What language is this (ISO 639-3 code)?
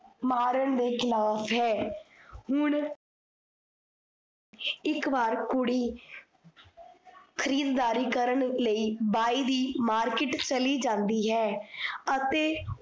pan